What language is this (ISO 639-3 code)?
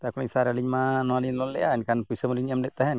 sat